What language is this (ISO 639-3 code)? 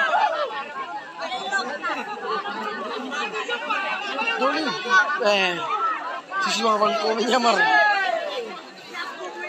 ind